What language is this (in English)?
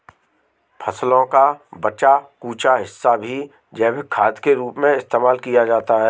Hindi